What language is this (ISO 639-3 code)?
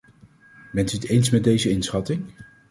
nld